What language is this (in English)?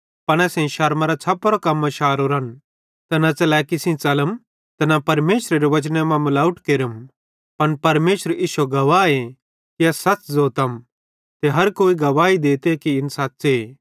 Bhadrawahi